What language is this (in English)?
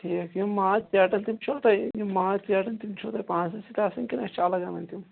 Kashmiri